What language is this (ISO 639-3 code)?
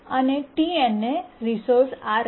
guj